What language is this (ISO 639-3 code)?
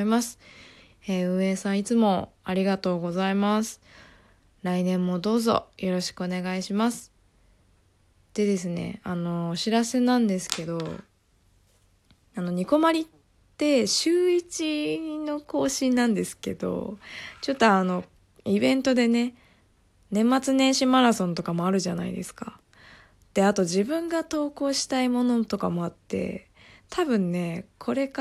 jpn